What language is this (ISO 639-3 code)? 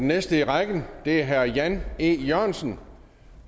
dan